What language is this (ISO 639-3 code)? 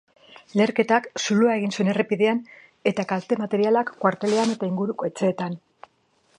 eus